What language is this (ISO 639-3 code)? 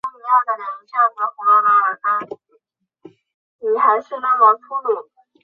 zho